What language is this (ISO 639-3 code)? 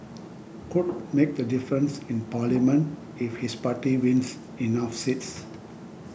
eng